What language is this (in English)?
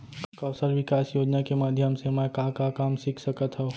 Chhattisgarhi